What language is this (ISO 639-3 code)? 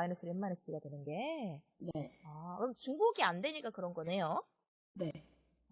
kor